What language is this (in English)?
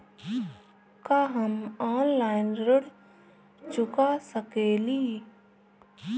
Bhojpuri